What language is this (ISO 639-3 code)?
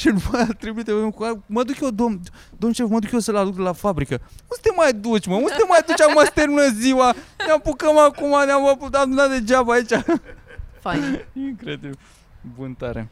ron